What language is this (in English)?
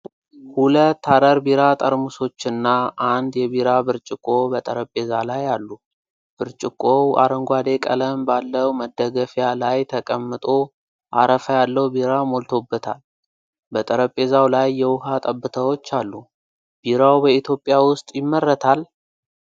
Amharic